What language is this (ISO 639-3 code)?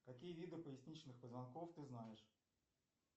rus